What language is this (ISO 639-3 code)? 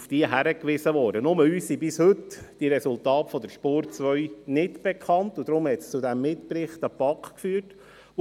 gsw